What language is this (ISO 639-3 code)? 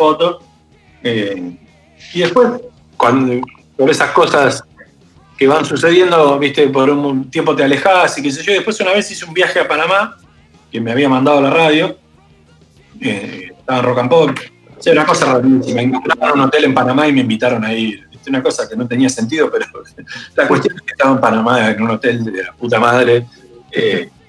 spa